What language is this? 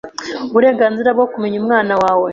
Kinyarwanda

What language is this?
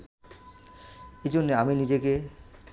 Bangla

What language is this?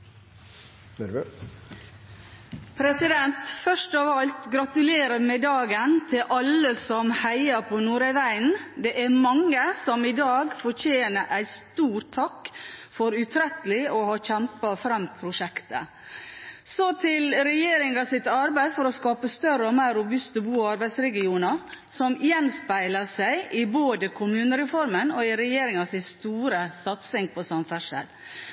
Norwegian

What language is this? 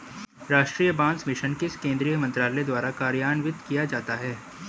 Hindi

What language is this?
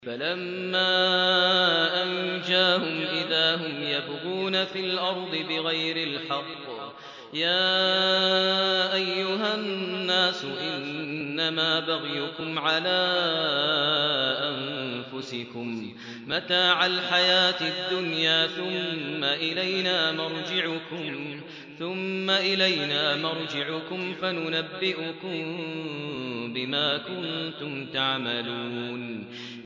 Arabic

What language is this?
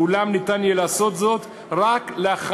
Hebrew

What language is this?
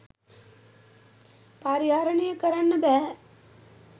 Sinhala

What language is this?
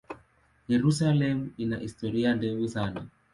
Swahili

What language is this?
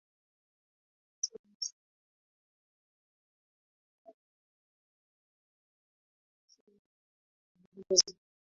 Swahili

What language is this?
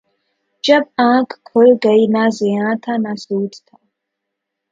Urdu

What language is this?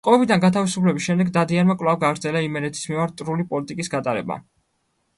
Georgian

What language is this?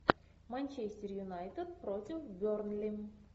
Russian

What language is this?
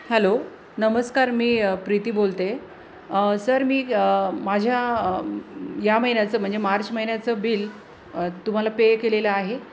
Marathi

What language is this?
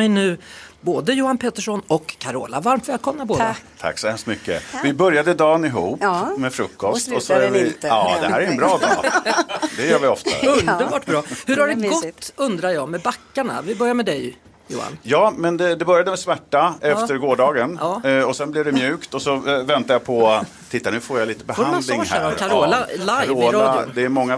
Swedish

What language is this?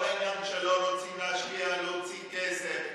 Hebrew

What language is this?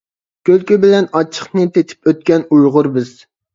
Uyghur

